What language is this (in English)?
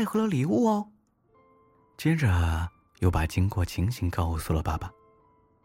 Chinese